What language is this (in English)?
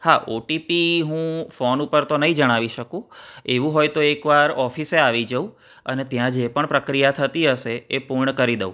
Gujarati